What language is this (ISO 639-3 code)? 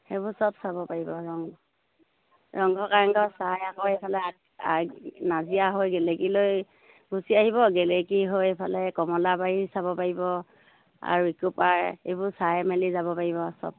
asm